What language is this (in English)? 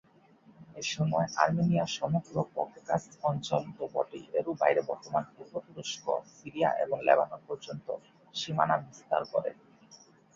Bangla